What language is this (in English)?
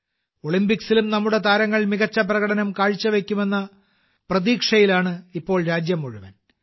Malayalam